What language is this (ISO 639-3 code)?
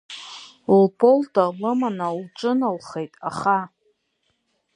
abk